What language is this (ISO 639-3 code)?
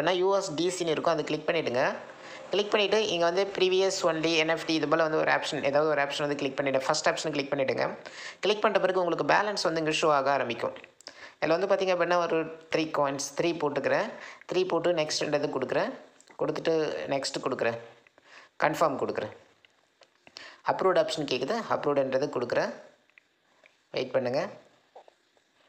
tam